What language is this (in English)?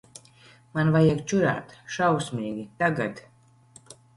Latvian